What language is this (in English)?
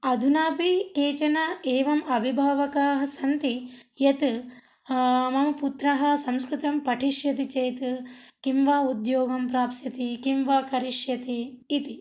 Sanskrit